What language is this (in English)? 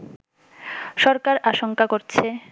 Bangla